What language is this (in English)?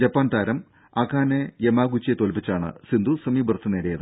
Malayalam